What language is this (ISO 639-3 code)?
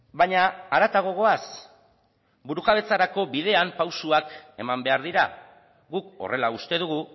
eus